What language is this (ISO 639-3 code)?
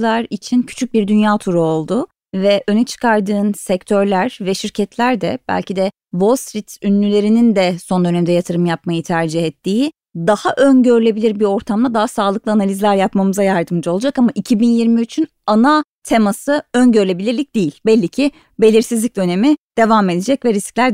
tur